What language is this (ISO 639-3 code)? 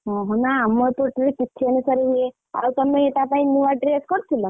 ori